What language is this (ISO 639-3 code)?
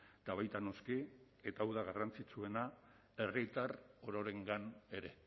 eus